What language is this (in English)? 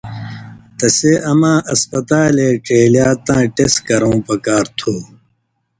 Indus Kohistani